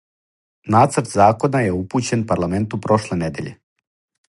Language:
Serbian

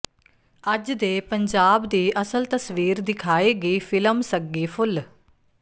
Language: Punjabi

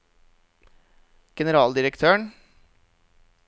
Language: Norwegian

